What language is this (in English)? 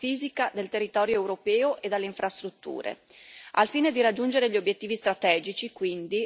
Italian